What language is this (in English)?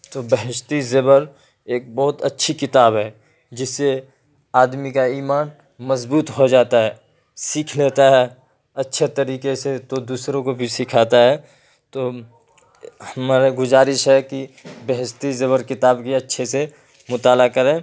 Urdu